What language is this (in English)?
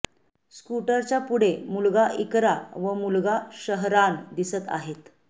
Marathi